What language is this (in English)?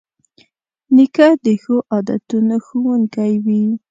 Pashto